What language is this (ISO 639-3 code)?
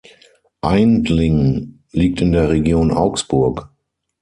deu